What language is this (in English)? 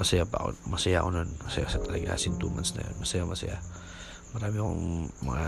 Filipino